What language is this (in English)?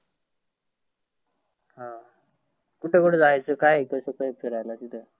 Marathi